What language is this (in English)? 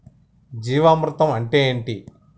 Telugu